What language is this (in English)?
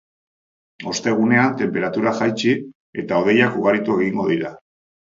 Basque